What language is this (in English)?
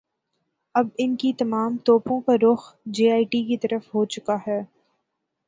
Urdu